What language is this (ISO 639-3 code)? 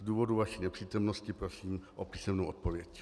ces